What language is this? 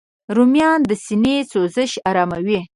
Pashto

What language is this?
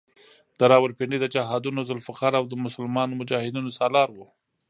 Pashto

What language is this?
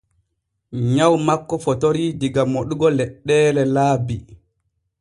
Borgu Fulfulde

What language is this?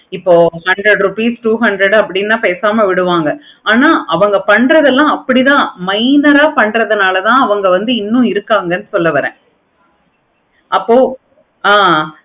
Tamil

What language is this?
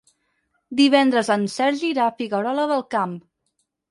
Catalan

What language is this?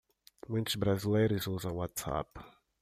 Portuguese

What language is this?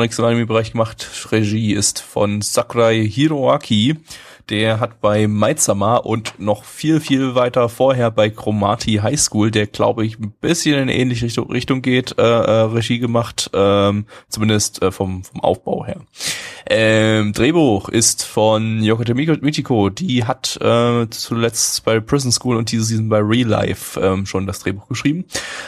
German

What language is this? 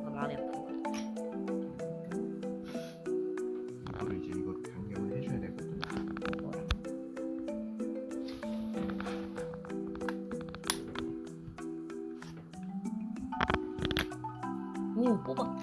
Korean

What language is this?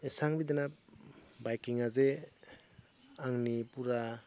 Bodo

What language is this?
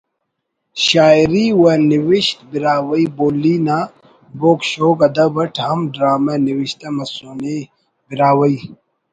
Brahui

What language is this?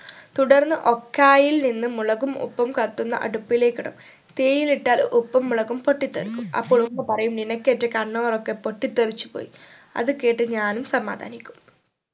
Malayalam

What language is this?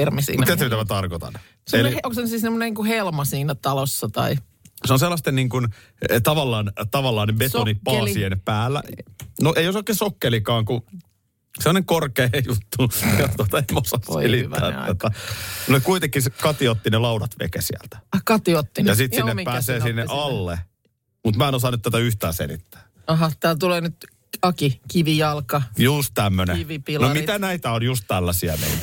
Finnish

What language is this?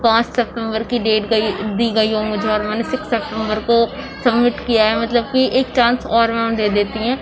Urdu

